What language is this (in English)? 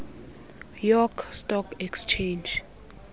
Xhosa